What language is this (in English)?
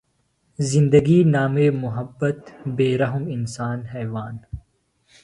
Phalura